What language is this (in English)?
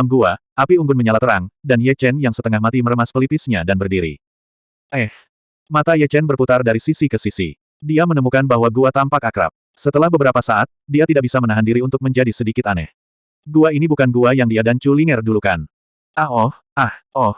Indonesian